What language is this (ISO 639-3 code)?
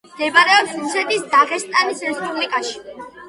kat